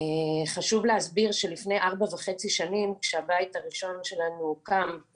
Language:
Hebrew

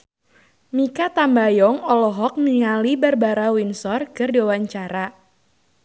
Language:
Sundanese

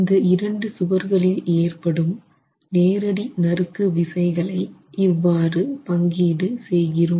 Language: Tamil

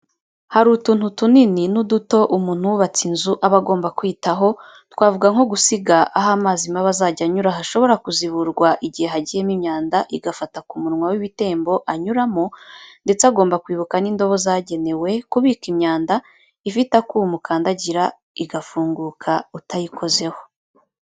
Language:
Kinyarwanda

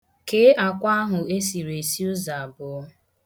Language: Igbo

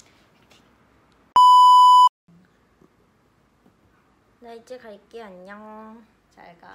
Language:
Korean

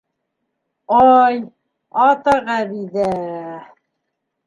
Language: Bashkir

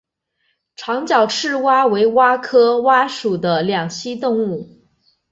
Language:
Chinese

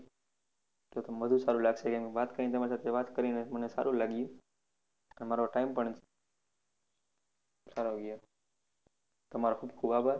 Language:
Gujarati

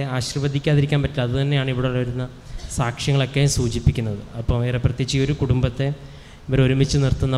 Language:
Malayalam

